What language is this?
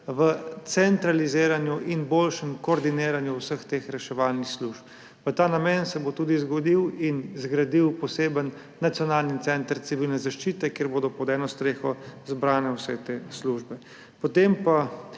Slovenian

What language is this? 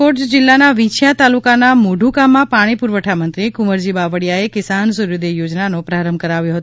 Gujarati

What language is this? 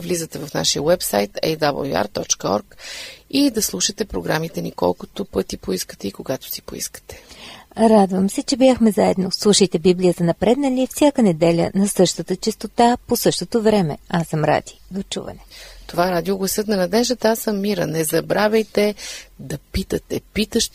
Bulgarian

